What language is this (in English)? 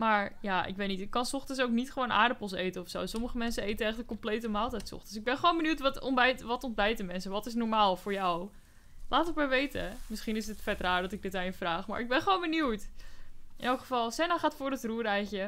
Dutch